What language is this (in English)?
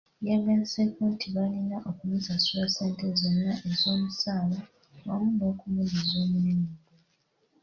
Ganda